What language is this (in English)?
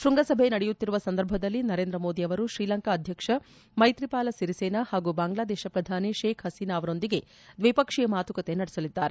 Kannada